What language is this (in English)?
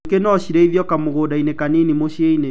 Kikuyu